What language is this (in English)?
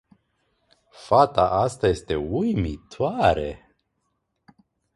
Romanian